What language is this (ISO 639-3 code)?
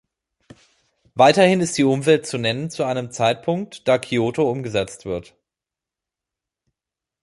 deu